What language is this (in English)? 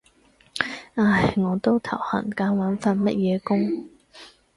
Cantonese